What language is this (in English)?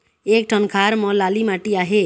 Chhattisgarhi